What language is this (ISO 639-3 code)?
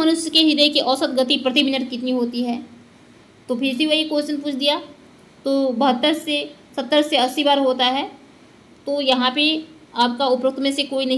hin